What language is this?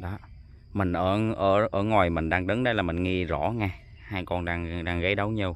Vietnamese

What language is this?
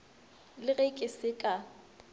Northern Sotho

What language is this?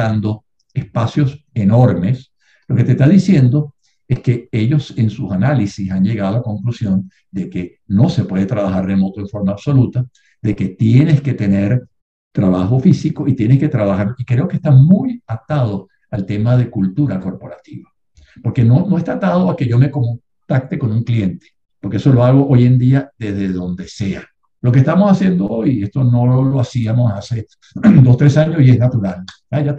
Spanish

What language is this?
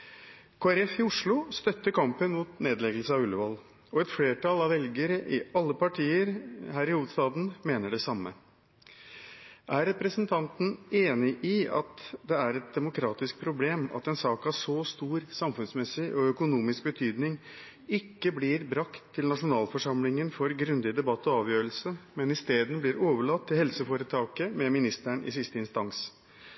Norwegian Bokmål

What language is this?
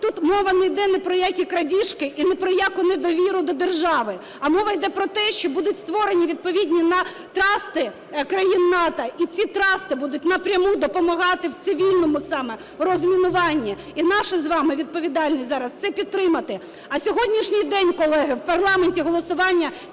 Ukrainian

